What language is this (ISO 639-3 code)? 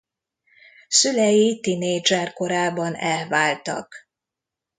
hun